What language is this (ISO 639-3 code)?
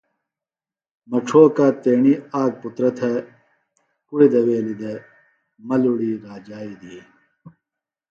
phl